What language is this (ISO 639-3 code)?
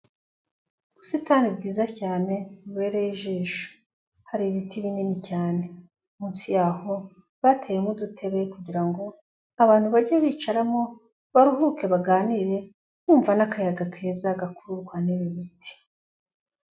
kin